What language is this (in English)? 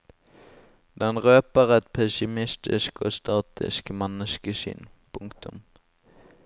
Norwegian